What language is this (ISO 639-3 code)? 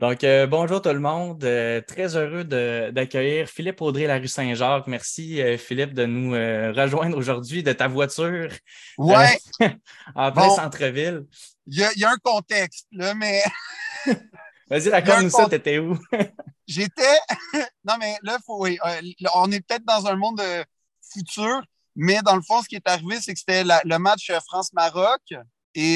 fra